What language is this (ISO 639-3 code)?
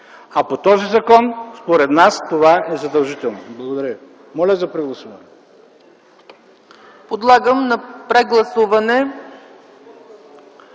bul